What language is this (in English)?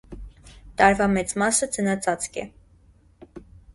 Armenian